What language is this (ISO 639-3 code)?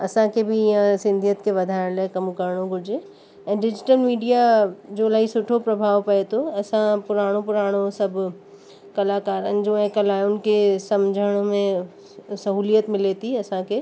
snd